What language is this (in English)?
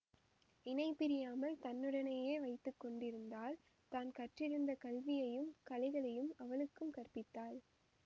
Tamil